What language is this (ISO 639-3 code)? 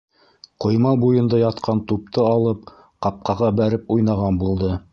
bak